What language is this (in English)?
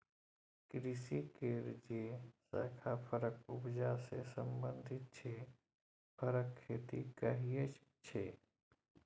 Maithili